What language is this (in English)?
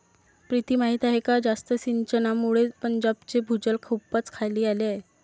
Marathi